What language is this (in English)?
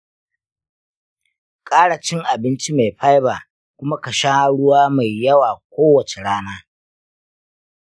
Hausa